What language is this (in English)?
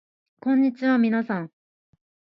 Japanese